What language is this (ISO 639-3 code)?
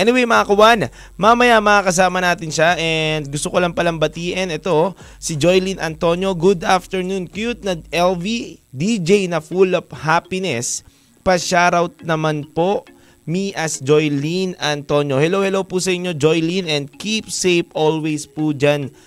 fil